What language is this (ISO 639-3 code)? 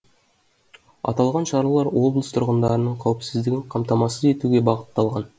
kaz